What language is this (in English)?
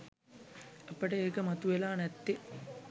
Sinhala